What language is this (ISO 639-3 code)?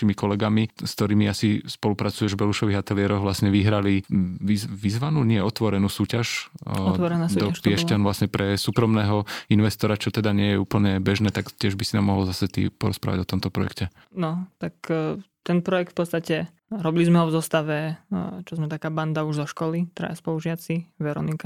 slk